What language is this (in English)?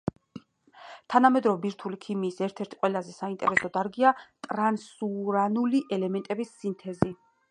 Georgian